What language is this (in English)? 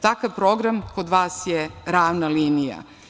Serbian